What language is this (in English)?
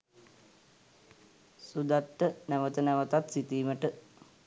Sinhala